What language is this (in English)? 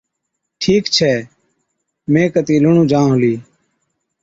Od